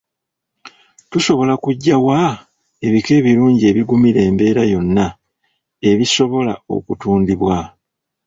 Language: Ganda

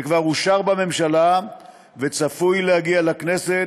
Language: Hebrew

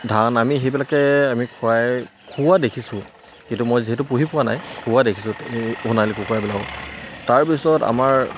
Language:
Assamese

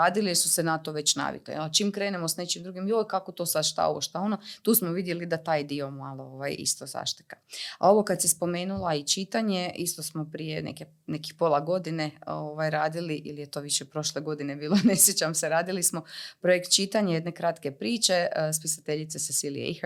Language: Croatian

